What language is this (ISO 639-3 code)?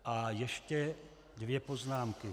ces